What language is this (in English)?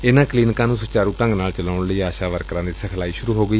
Punjabi